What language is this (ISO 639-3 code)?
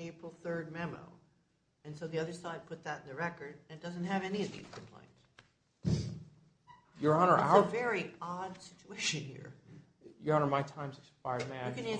eng